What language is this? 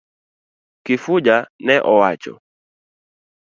Luo (Kenya and Tanzania)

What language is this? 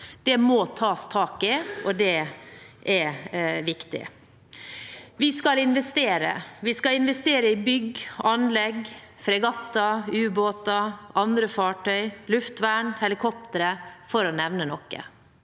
Norwegian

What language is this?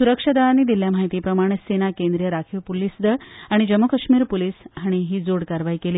Konkani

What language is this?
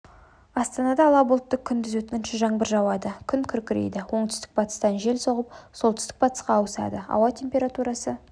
Kazakh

